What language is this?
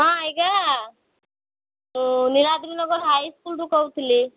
Odia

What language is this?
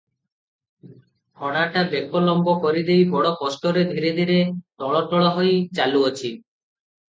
Odia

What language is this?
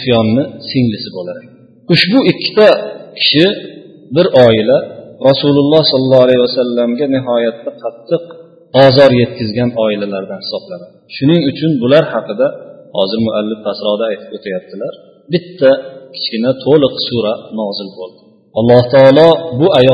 Bulgarian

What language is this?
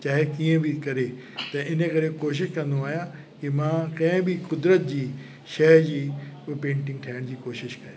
Sindhi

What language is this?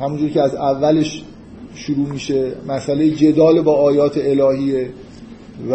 Persian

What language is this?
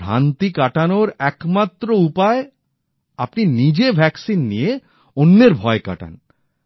Bangla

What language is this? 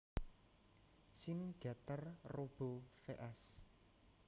Javanese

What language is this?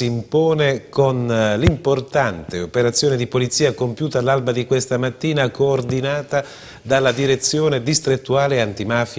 Italian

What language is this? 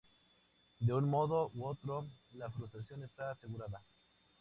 Spanish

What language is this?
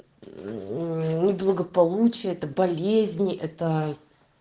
Russian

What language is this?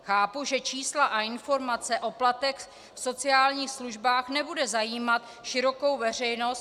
Czech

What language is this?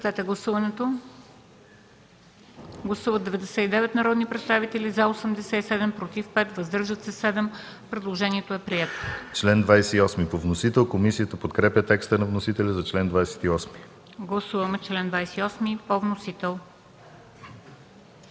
Bulgarian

